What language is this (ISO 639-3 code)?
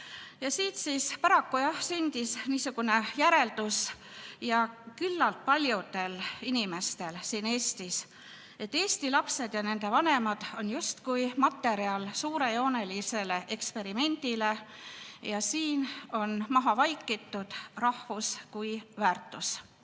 est